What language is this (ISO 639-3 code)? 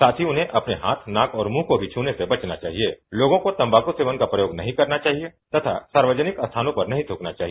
hin